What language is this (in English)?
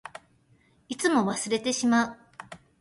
Japanese